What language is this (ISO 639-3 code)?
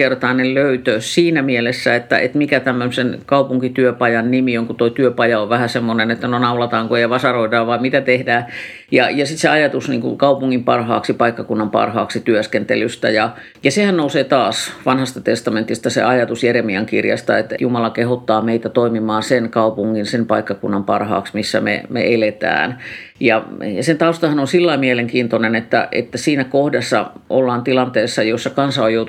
fin